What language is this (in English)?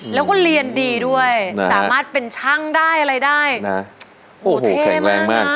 Thai